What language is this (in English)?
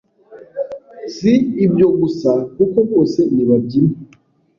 Kinyarwanda